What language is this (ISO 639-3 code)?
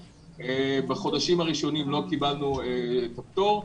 heb